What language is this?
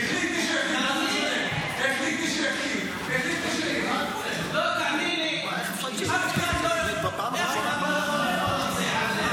Hebrew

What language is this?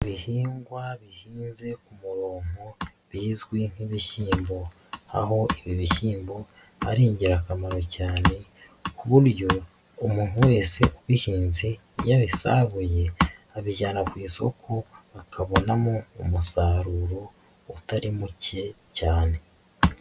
Kinyarwanda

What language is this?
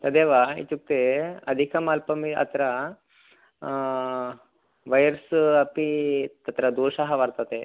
Sanskrit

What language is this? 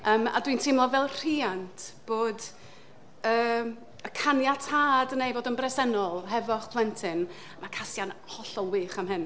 Welsh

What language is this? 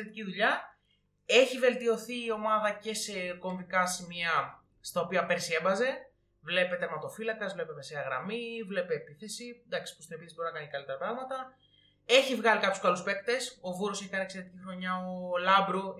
Greek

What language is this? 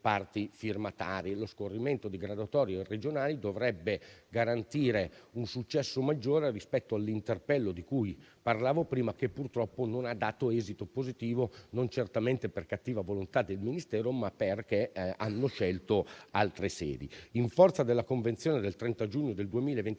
Italian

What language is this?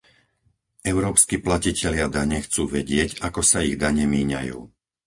Slovak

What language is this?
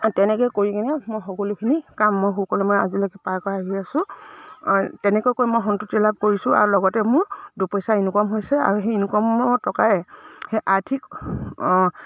Assamese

